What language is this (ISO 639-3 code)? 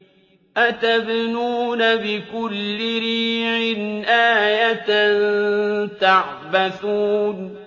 ara